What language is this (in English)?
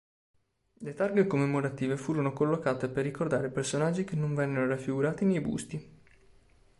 Italian